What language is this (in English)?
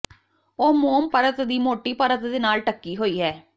Punjabi